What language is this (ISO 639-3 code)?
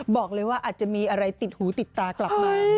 tha